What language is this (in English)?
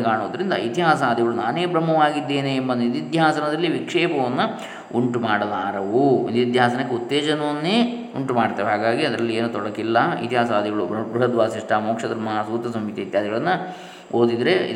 Kannada